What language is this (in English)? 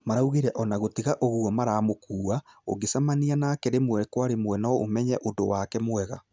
Kikuyu